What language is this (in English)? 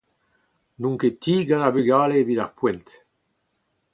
Breton